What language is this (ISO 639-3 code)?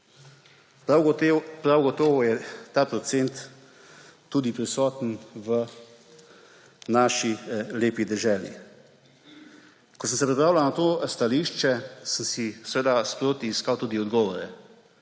slv